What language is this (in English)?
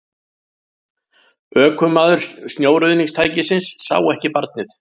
Icelandic